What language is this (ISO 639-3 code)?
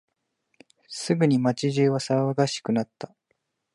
jpn